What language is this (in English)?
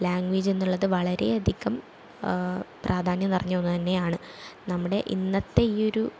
Malayalam